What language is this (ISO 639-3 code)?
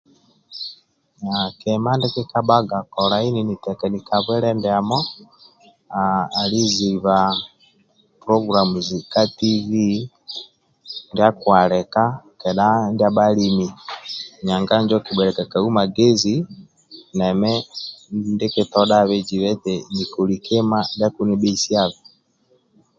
rwm